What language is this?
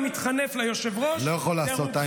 Hebrew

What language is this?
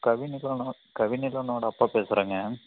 Tamil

